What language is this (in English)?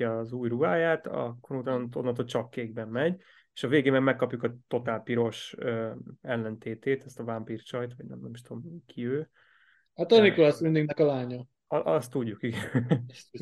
Hungarian